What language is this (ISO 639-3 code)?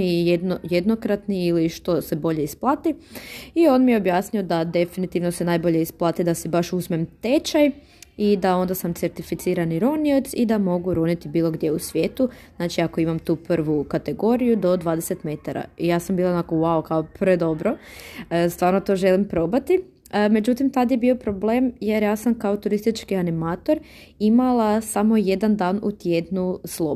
hrv